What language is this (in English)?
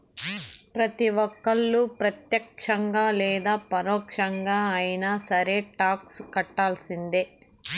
Telugu